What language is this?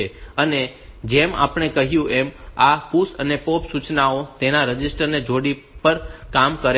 Gujarati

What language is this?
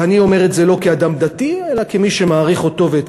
Hebrew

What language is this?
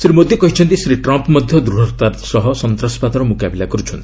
Odia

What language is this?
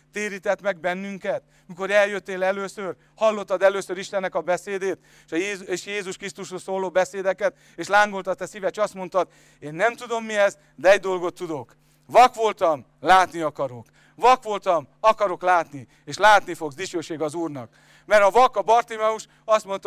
Hungarian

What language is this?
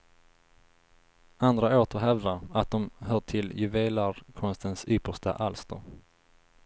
Swedish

